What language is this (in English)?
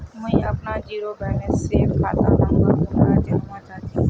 Magahi